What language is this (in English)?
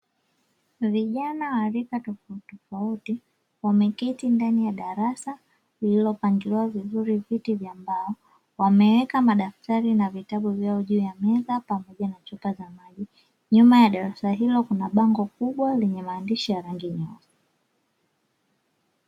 Swahili